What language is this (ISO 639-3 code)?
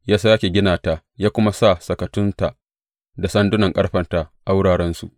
hau